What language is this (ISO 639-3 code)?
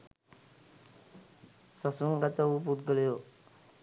sin